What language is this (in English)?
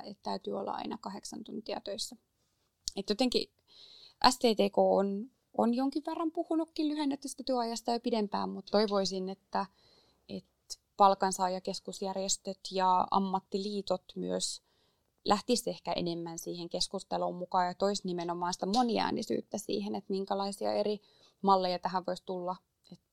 Finnish